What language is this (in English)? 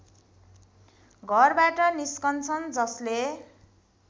Nepali